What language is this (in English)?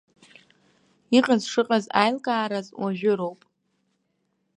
Abkhazian